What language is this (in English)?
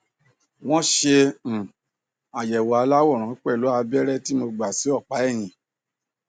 Yoruba